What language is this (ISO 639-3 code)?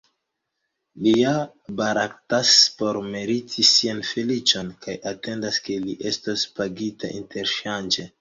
epo